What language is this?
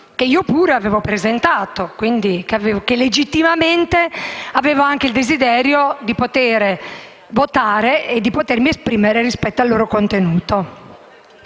Italian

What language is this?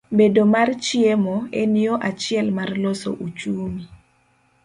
Luo (Kenya and Tanzania)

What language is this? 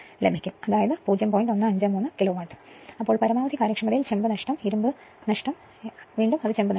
Malayalam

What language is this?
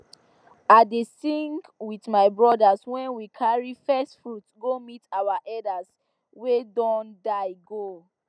Nigerian Pidgin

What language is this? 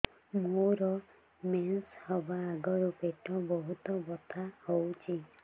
Odia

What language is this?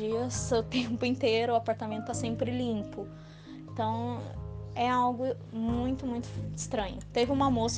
Portuguese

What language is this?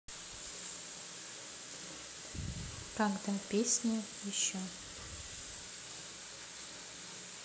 Russian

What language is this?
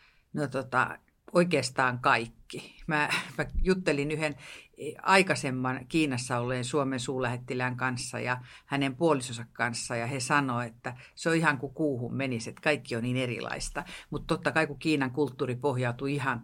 Finnish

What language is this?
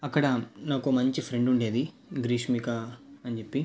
Telugu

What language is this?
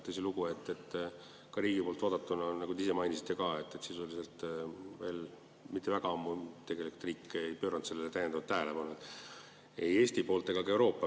Estonian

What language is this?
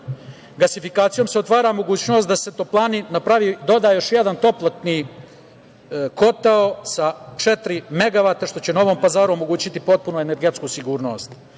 Serbian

